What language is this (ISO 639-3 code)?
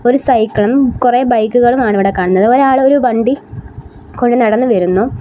mal